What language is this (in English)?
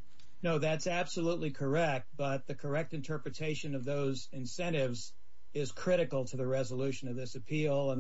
English